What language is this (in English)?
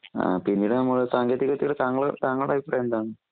Malayalam